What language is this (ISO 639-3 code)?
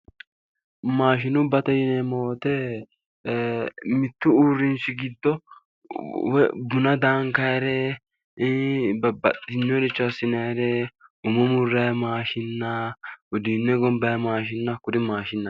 sid